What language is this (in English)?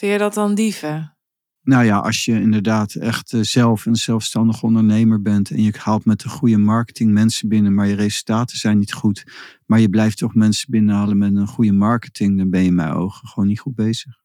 Dutch